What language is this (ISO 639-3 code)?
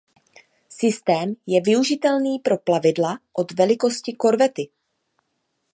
ces